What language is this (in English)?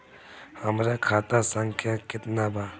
Bhojpuri